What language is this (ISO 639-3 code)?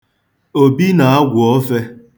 ibo